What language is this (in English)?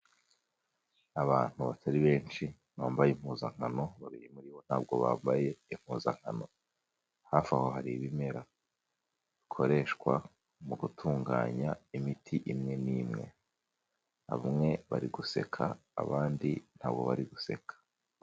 Kinyarwanda